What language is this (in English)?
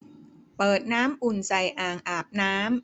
Thai